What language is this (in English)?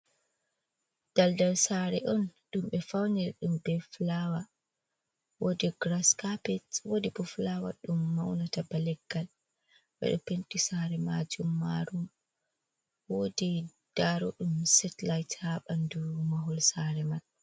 Fula